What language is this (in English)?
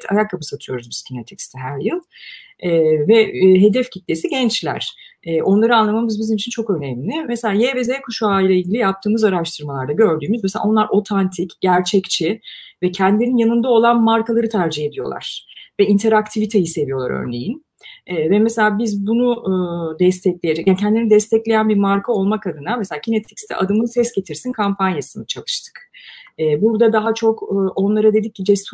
Turkish